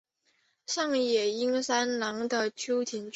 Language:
Chinese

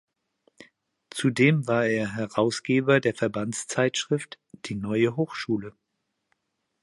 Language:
German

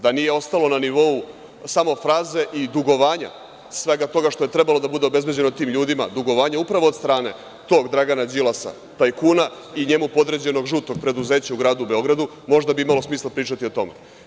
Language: Serbian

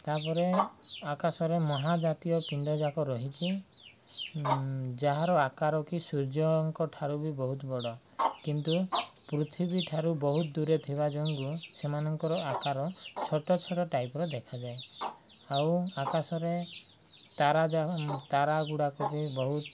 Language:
Odia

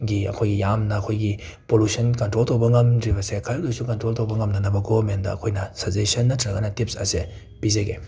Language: Manipuri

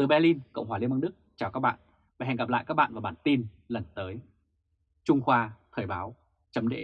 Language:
Vietnamese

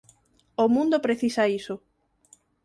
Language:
Galician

